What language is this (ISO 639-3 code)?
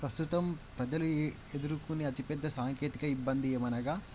tel